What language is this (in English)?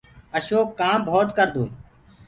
Gurgula